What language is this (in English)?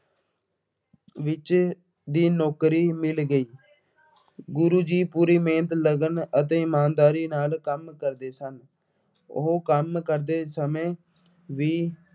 Punjabi